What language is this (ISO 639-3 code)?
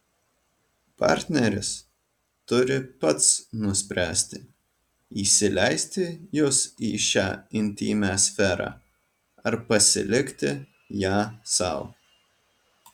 lit